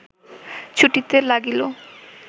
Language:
Bangla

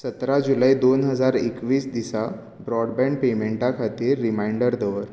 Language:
Konkani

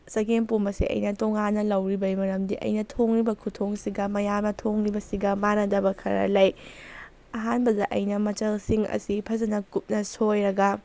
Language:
Manipuri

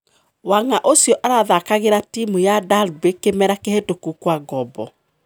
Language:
Kikuyu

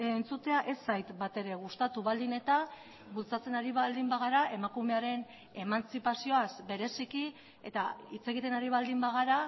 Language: Basque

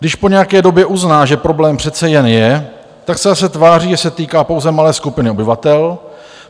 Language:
Czech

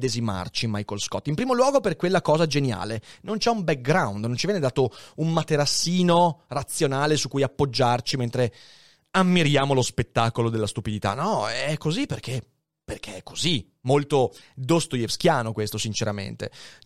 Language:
Italian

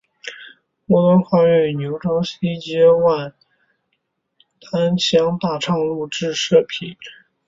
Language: Chinese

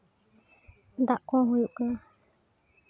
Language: Santali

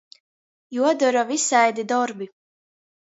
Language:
Latgalian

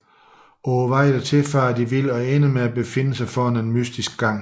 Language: Danish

